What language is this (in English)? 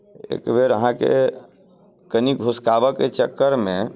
Maithili